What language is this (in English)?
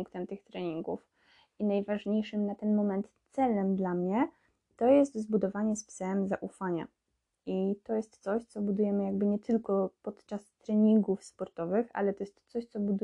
Polish